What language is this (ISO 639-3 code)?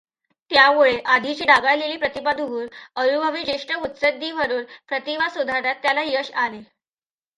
mar